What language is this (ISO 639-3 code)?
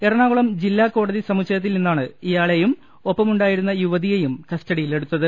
mal